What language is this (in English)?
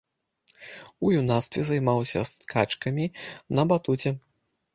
Belarusian